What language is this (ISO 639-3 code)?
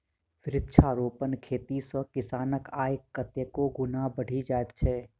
mai